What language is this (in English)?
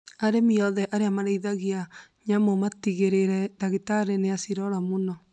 Kikuyu